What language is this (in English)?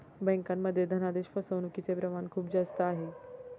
Marathi